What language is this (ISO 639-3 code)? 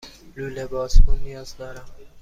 fas